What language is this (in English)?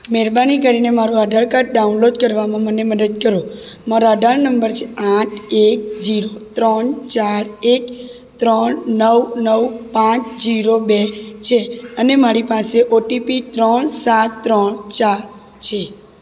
Gujarati